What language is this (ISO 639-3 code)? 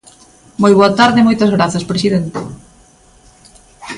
glg